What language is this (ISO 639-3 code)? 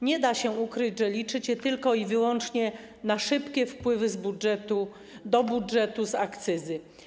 pol